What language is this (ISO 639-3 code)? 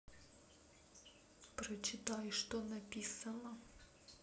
rus